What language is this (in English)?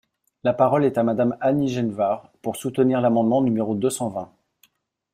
French